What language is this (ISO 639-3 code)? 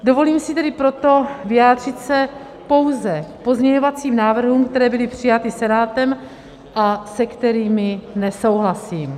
ces